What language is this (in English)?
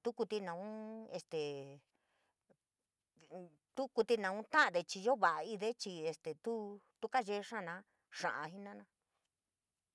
San Miguel El Grande Mixtec